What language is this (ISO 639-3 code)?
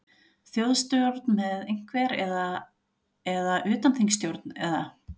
isl